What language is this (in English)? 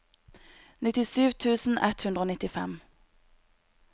Norwegian